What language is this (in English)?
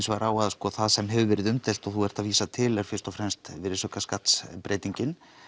Icelandic